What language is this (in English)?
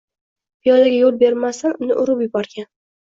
Uzbek